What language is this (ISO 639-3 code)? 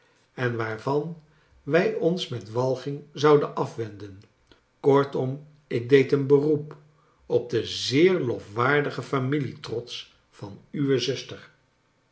nld